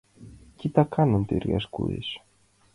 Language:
Mari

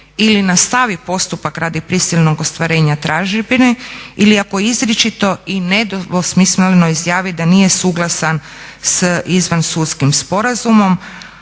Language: Croatian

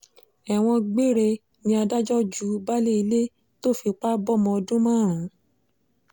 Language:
Yoruba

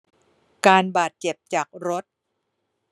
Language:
Thai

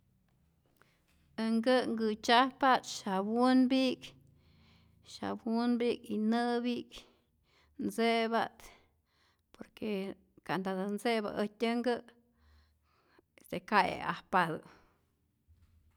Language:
Rayón Zoque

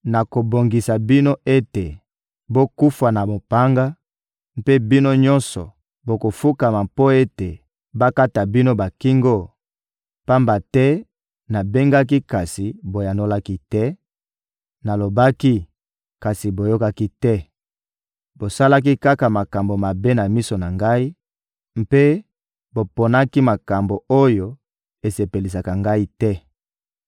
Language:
Lingala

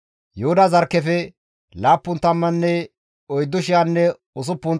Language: Gamo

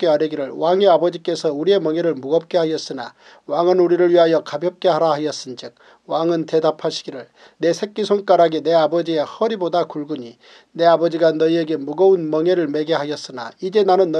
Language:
Korean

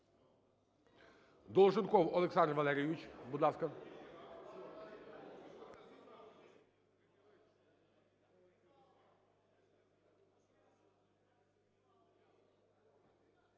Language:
Ukrainian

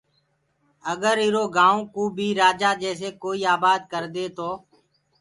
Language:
Gurgula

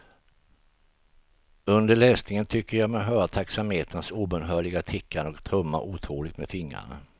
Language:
Swedish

